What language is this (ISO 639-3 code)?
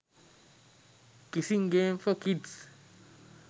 sin